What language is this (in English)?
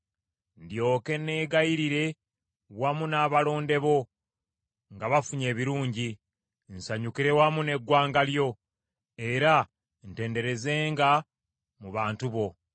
Ganda